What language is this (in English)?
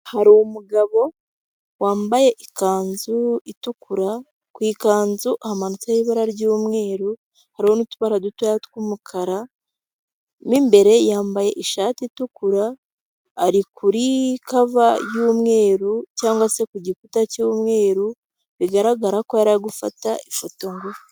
Kinyarwanda